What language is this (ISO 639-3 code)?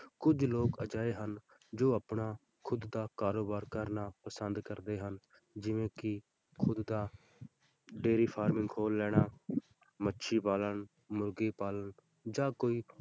pan